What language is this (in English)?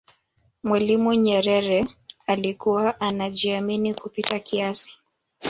Swahili